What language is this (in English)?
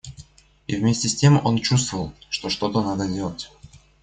Russian